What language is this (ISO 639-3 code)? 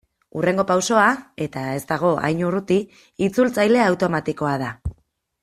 eus